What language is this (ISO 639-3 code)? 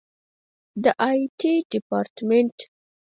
pus